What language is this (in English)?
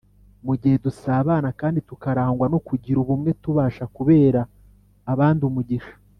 Kinyarwanda